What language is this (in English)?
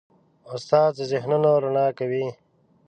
Pashto